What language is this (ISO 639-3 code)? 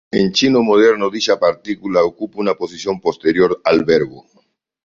spa